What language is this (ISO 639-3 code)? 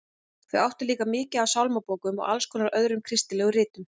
isl